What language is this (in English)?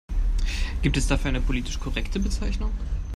German